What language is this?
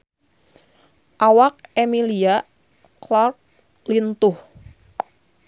Sundanese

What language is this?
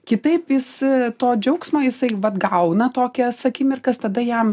Lithuanian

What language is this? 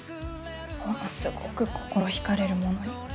Japanese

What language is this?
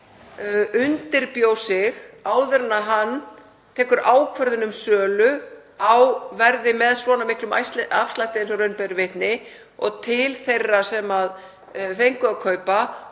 Icelandic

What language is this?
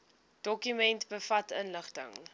Afrikaans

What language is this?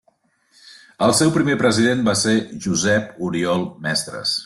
Catalan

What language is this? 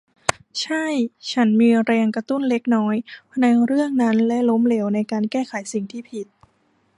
Thai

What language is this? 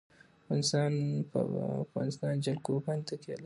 Pashto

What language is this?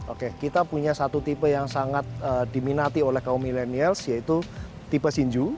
Indonesian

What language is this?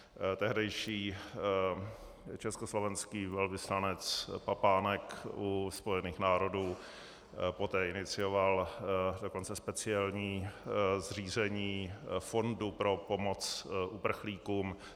Czech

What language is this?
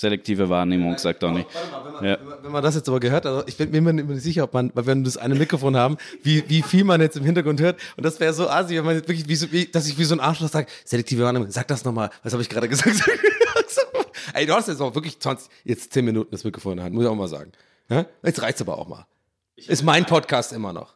German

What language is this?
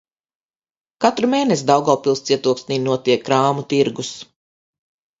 Latvian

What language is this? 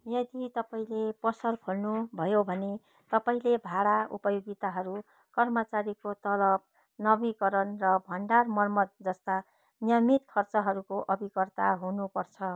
Nepali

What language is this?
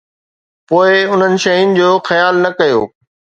Sindhi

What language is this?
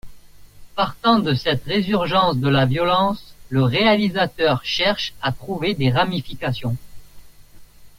French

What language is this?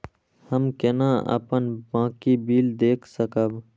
Maithili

